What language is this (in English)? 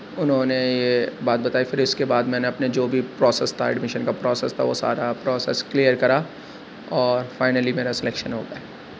Urdu